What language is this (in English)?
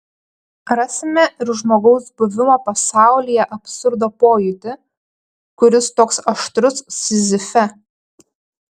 Lithuanian